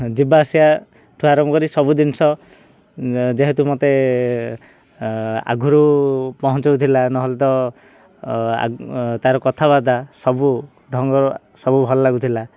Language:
Odia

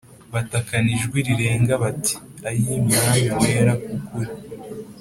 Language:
Kinyarwanda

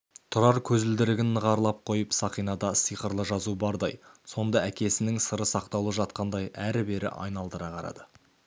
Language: Kazakh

